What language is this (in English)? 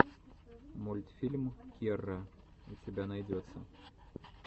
Russian